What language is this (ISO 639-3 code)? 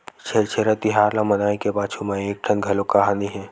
hne